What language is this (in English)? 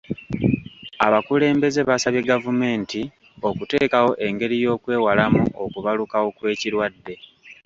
Ganda